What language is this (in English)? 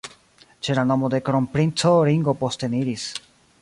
Esperanto